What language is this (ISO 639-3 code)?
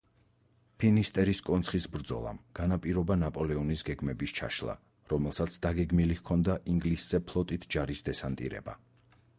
kat